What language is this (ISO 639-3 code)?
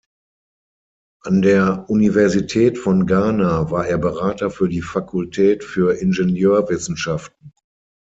deu